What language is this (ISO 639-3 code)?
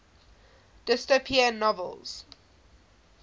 eng